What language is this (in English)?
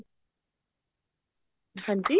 Punjabi